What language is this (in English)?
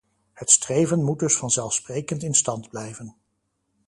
Dutch